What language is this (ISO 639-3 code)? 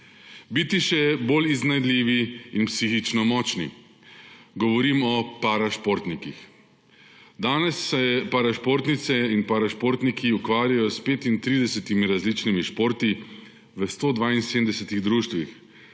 slv